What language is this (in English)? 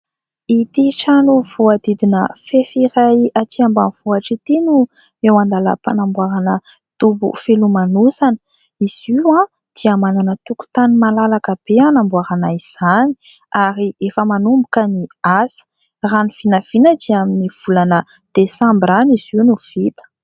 Malagasy